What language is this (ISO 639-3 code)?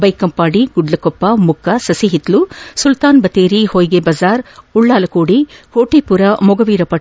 kan